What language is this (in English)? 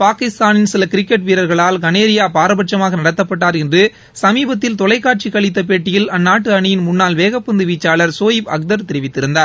Tamil